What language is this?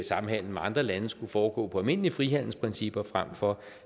Danish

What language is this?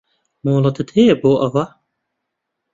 Central Kurdish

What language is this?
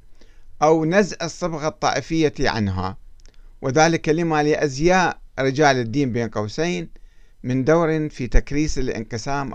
Arabic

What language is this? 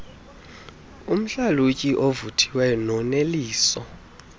Xhosa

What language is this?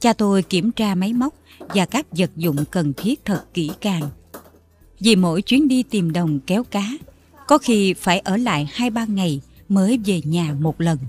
Vietnamese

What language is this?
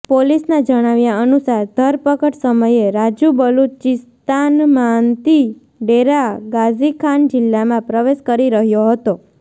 Gujarati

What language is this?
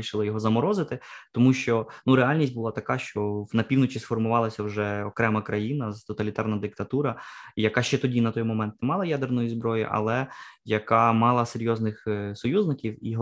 Ukrainian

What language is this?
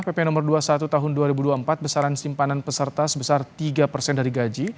Indonesian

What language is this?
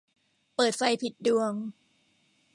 Thai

